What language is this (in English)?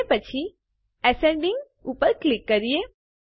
Gujarati